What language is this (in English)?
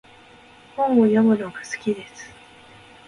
Japanese